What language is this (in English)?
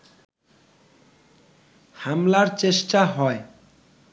Bangla